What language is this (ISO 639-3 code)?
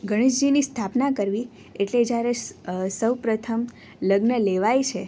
guj